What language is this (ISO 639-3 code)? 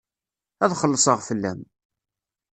kab